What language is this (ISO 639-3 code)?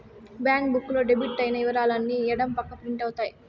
tel